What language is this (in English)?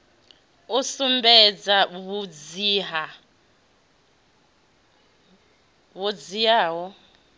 Venda